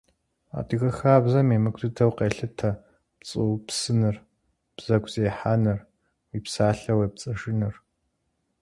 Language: Kabardian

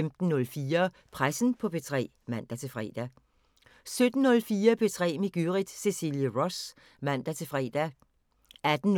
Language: Danish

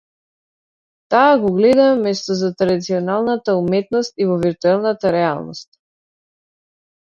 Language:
Macedonian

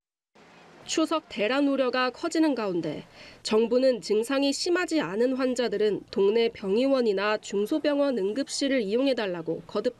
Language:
Korean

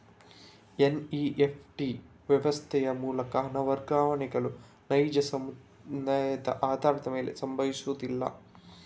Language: Kannada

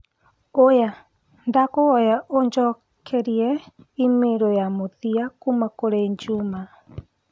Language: Kikuyu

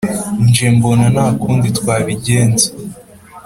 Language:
Kinyarwanda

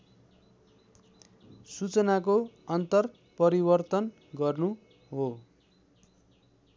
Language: Nepali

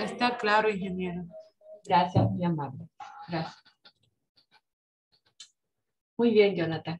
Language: Spanish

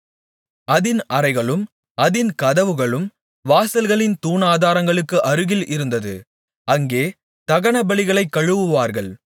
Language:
Tamil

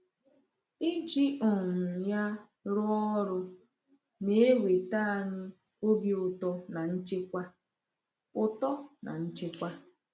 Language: Igbo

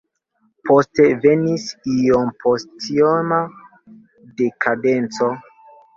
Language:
Esperanto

